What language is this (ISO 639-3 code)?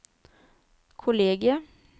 nor